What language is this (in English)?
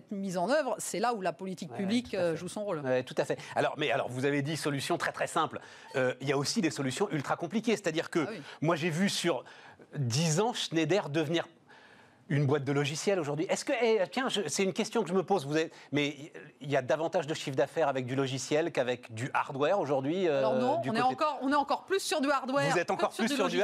French